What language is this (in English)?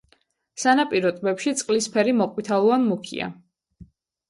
Georgian